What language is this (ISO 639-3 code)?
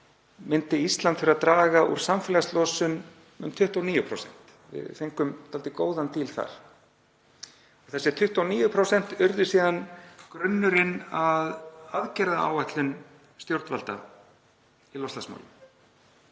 isl